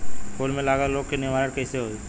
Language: Bhojpuri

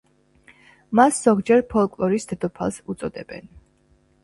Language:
Georgian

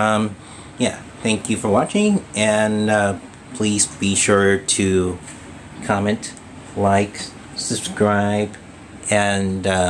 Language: English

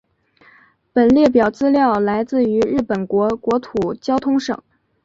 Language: Chinese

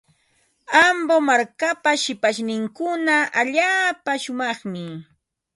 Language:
Ambo-Pasco Quechua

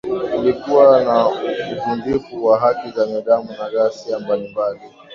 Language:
Swahili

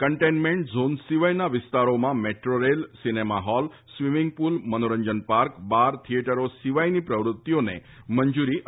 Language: Gujarati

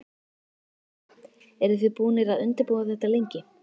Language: Icelandic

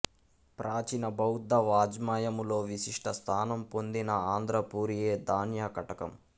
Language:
Telugu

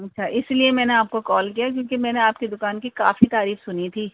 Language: Urdu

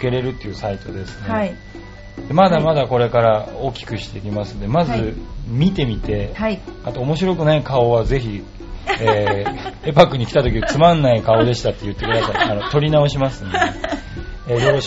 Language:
Japanese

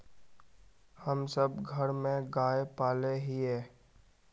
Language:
Magahi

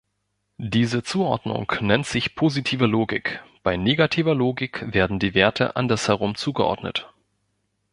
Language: German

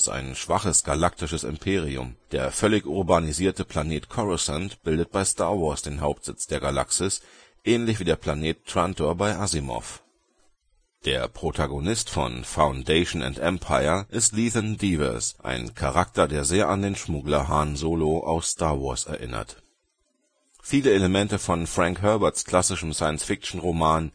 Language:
German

